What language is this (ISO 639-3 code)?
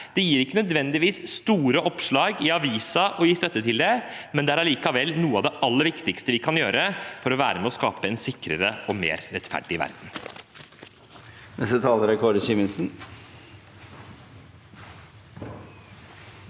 nor